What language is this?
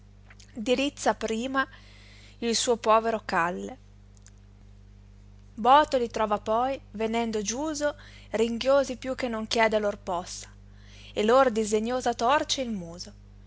Italian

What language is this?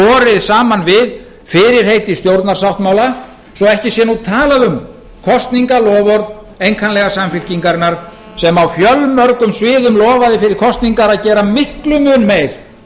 Icelandic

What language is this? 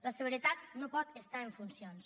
Catalan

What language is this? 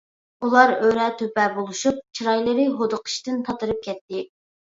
Uyghur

